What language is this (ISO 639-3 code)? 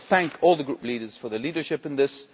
eng